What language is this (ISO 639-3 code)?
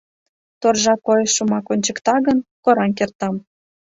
chm